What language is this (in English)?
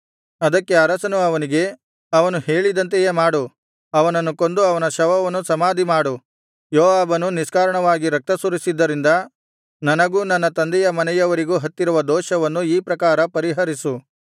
Kannada